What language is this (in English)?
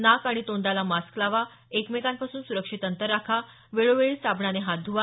Marathi